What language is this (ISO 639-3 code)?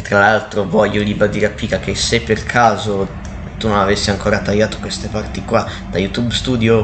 ita